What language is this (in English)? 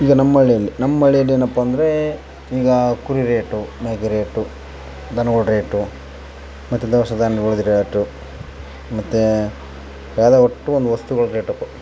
Kannada